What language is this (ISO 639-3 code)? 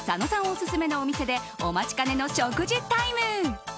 jpn